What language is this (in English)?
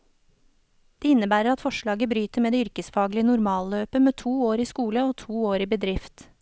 Norwegian